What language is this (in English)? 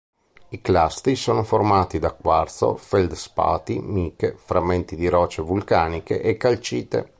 Italian